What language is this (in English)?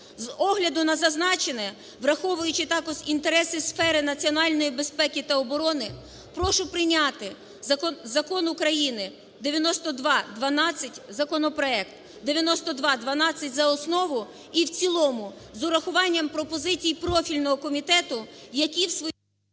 Ukrainian